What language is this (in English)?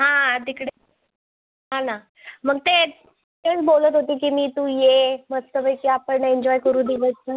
Marathi